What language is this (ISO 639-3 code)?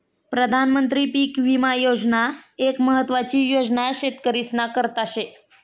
mar